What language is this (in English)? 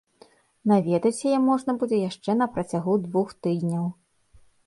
Belarusian